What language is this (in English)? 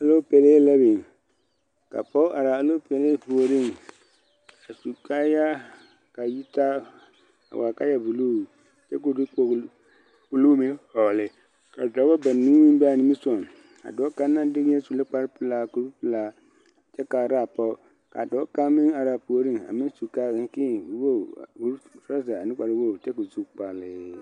Southern Dagaare